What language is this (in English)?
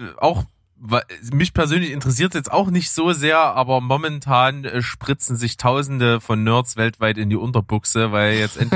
German